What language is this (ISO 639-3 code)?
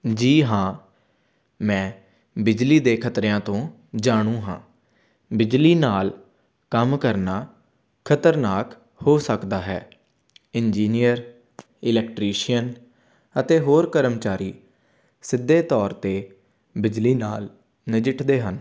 pan